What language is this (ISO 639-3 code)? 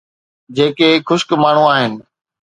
snd